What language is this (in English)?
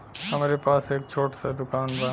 Bhojpuri